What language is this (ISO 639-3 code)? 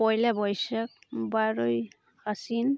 sat